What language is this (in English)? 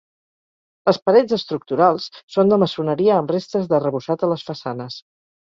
Catalan